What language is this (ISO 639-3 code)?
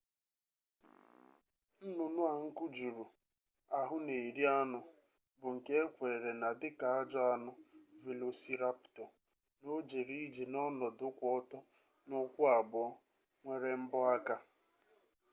ibo